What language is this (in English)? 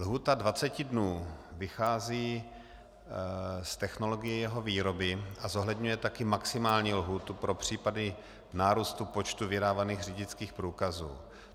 Czech